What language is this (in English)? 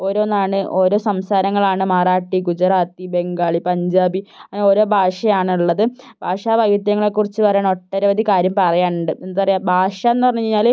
Malayalam